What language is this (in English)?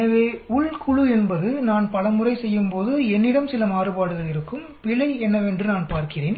Tamil